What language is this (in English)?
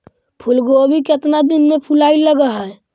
Magahi